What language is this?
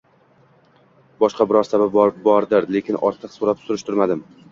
Uzbek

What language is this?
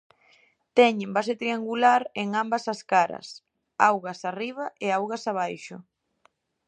Galician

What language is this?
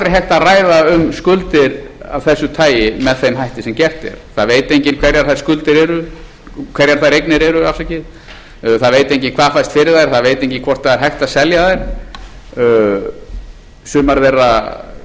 Icelandic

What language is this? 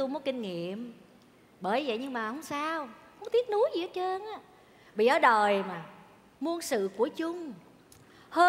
Vietnamese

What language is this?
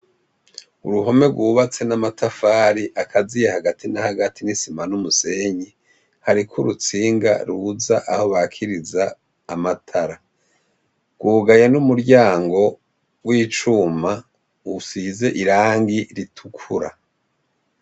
Rundi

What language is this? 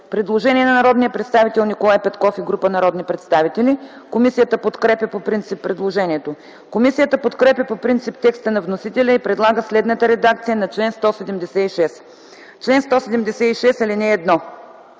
Bulgarian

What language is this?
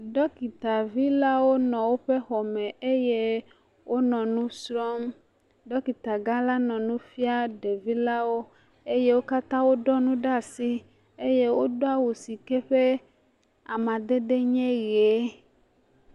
Ewe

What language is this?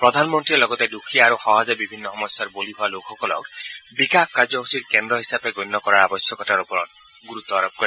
Assamese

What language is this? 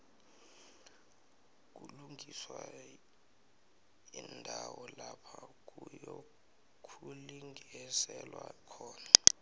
South Ndebele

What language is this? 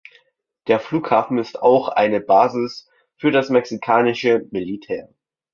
German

